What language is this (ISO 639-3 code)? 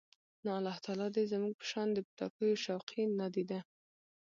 pus